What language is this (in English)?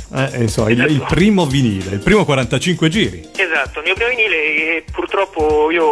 Italian